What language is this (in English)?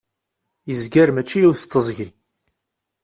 Kabyle